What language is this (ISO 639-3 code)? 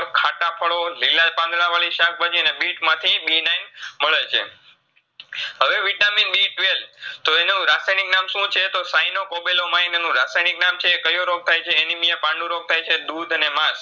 guj